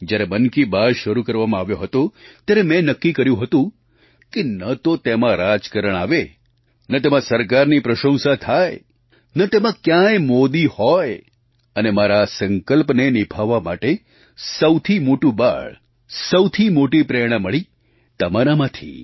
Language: Gujarati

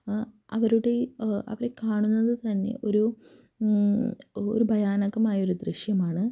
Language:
Malayalam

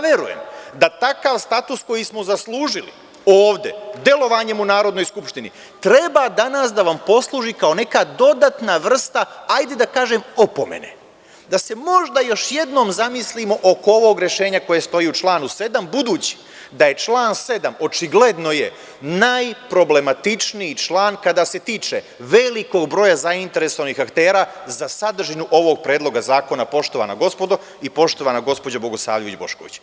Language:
Serbian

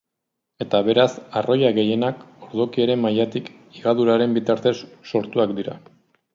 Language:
Basque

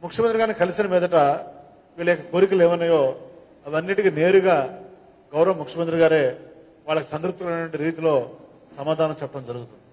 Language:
Telugu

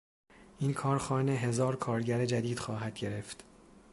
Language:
Persian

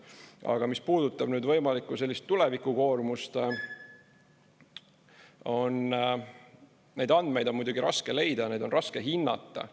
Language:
Estonian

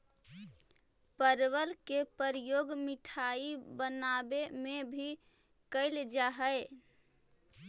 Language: Magahi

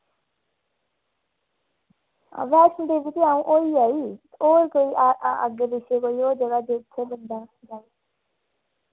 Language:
Dogri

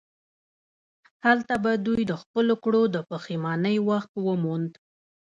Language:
Pashto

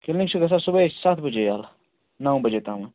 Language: Kashmiri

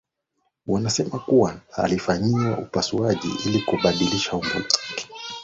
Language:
Swahili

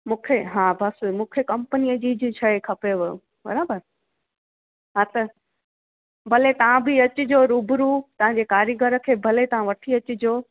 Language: Sindhi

